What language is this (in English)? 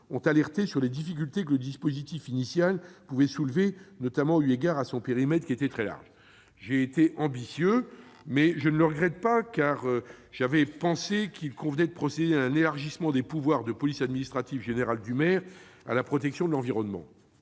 French